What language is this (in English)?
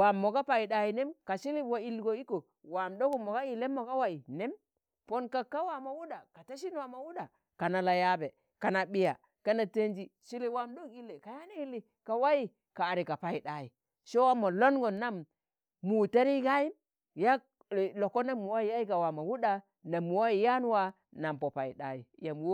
Tangale